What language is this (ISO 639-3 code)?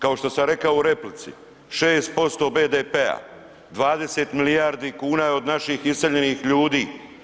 hrv